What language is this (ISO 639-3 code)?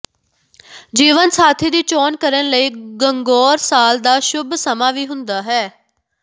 pan